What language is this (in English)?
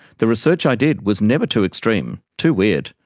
English